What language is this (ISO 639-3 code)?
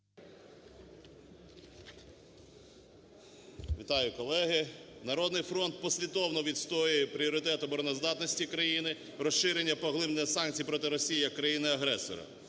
ukr